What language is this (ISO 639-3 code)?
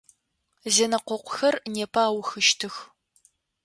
ady